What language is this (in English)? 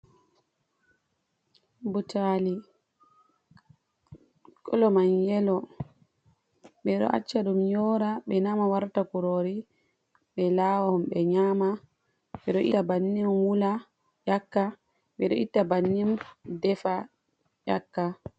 Fula